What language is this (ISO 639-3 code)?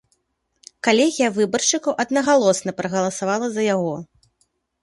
bel